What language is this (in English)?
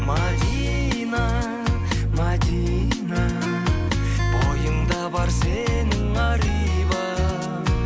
Kazakh